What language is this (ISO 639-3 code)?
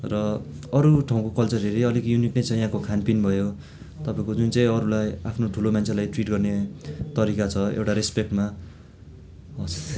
nep